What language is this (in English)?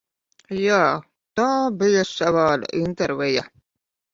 Latvian